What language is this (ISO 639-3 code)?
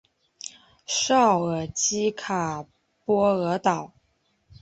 zho